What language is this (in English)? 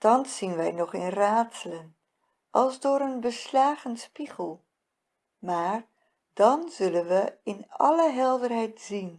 Dutch